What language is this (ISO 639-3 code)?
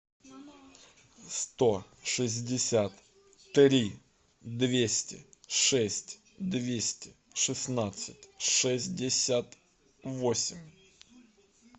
rus